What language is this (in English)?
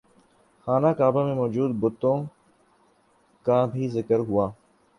Urdu